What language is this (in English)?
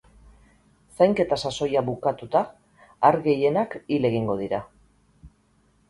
Basque